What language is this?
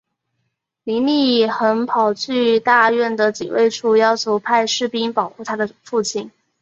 Chinese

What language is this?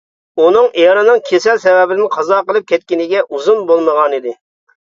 Uyghur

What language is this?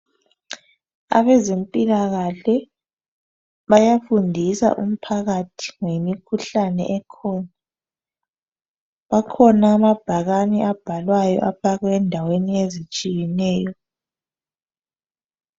North Ndebele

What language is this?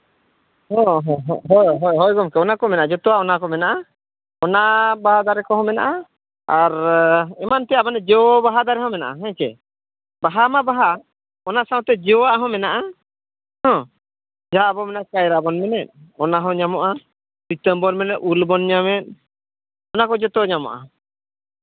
Santali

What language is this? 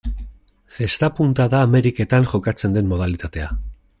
Basque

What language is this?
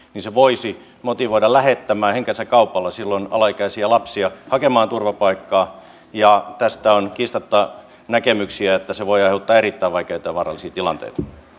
Finnish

